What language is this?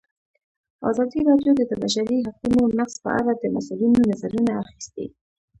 Pashto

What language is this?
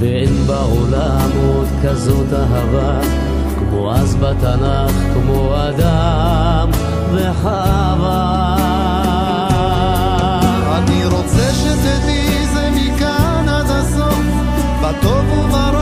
Hebrew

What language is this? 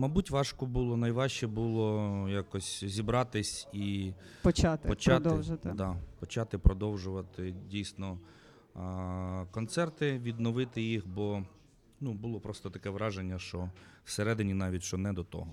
Ukrainian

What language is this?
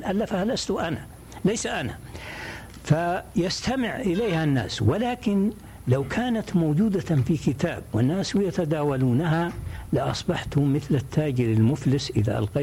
Arabic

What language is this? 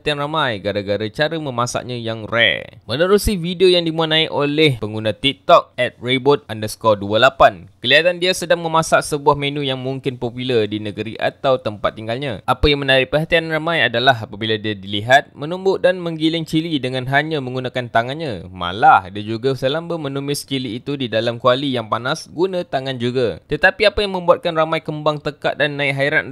Malay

